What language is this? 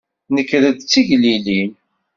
Kabyle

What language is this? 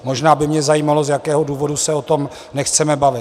Czech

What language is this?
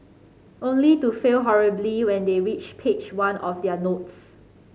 English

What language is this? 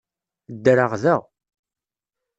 Kabyle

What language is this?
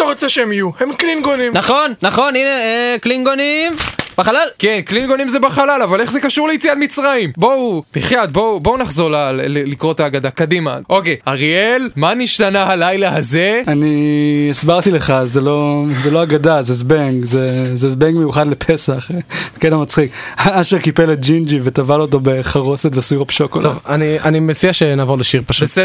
Hebrew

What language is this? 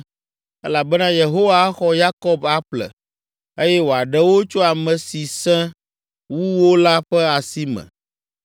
Ewe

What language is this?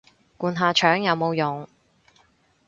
Cantonese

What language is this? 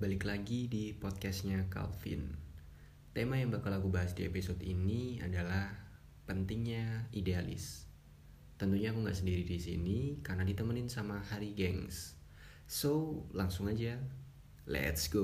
Indonesian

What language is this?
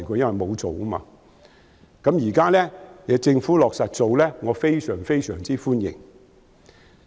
Cantonese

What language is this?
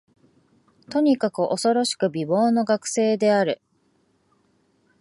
Japanese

